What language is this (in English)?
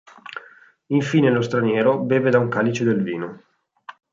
Italian